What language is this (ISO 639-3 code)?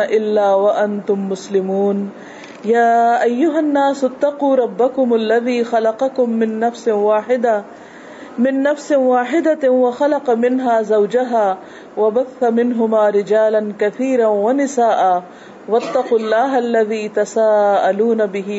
urd